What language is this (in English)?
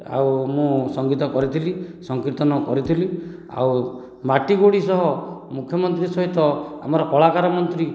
Odia